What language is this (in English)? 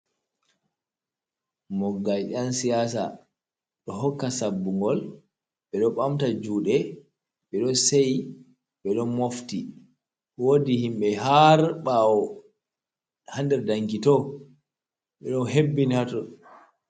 Fula